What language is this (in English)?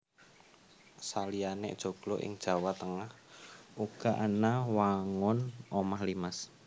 Javanese